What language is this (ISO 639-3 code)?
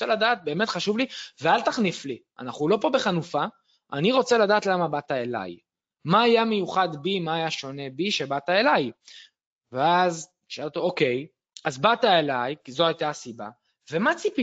heb